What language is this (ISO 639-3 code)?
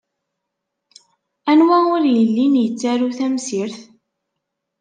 kab